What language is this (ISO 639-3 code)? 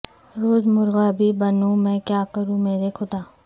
urd